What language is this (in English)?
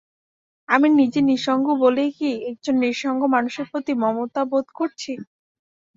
Bangla